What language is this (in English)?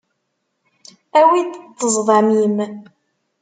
Kabyle